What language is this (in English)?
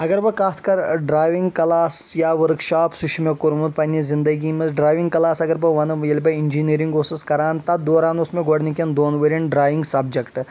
Kashmiri